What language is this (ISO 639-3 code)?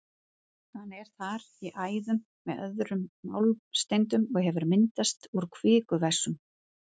isl